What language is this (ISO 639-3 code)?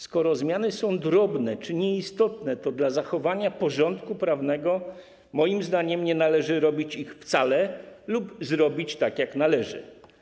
pol